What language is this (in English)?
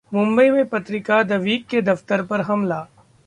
Hindi